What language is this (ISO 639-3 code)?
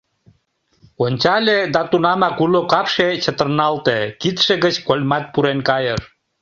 chm